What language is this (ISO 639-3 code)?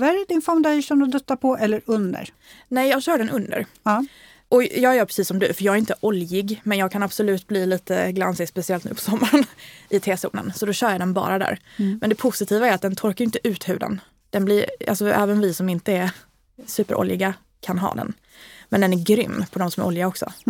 swe